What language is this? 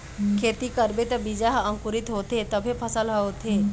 Chhattisgarhi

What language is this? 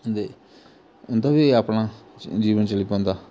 Dogri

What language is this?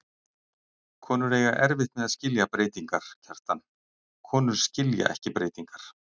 Icelandic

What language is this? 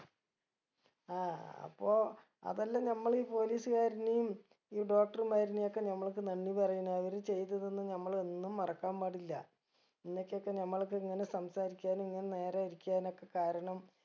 Malayalam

